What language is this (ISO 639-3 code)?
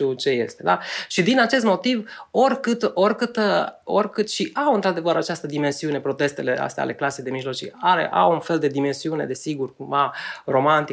ron